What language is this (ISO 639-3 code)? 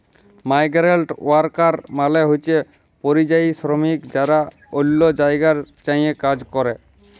ben